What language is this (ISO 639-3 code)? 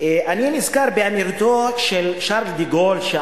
heb